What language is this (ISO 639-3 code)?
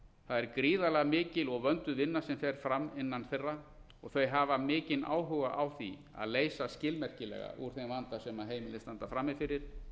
isl